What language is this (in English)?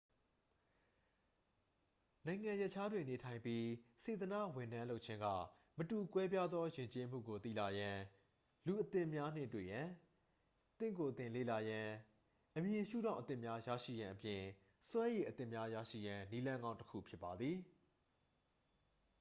Burmese